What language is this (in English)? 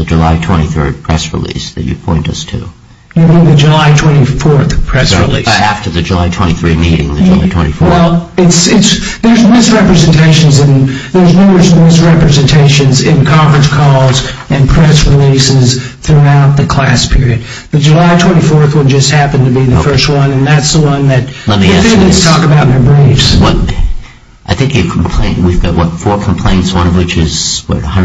English